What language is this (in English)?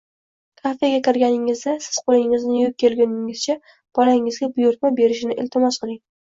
Uzbek